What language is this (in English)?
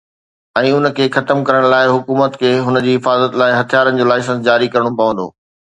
Sindhi